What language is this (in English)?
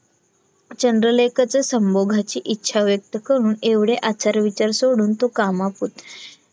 Marathi